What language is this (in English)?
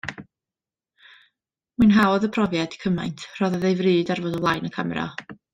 Welsh